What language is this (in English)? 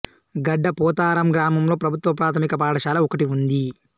Telugu